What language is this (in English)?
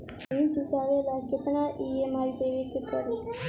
Bhojpuri